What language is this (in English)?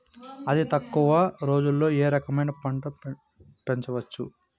Telugu